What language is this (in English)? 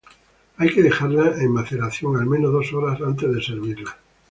Spanish